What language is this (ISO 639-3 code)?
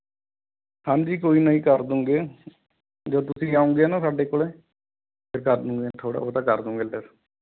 pan